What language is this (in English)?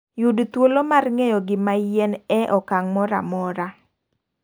Luo (Kenya and Tanzania)